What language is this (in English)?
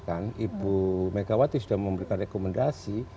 Indonesian